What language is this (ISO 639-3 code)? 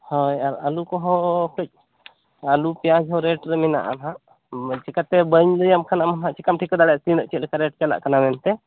sat